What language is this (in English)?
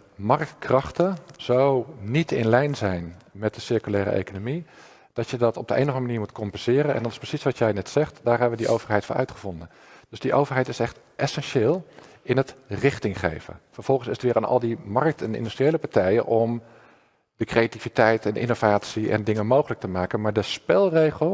Dutch